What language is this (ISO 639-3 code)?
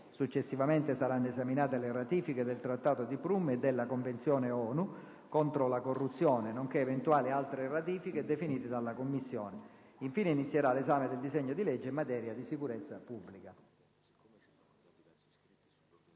ita